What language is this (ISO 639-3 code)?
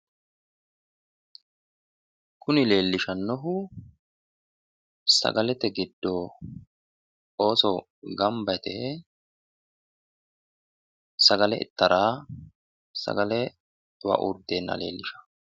sid